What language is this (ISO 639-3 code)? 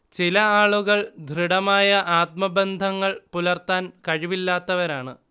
mal